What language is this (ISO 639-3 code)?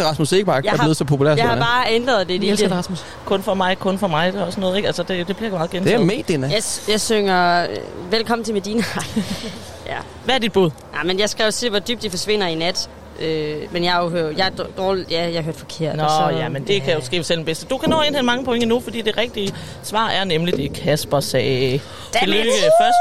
dan